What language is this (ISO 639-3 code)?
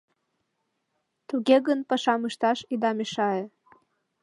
chm